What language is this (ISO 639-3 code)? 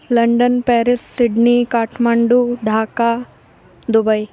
san